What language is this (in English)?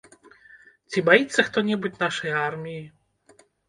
Belarusian